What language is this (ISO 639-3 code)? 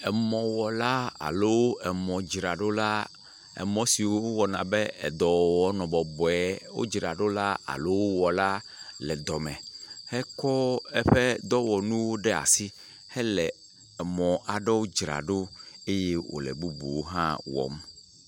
ewe